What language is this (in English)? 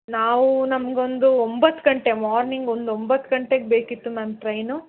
Kannada